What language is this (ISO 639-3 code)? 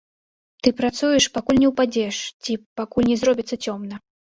bel